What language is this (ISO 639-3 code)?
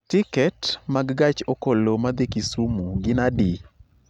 luo